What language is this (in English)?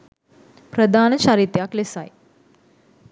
Sinhala